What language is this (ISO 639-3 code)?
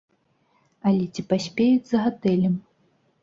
bel